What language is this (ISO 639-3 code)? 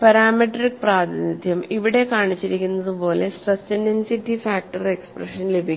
mal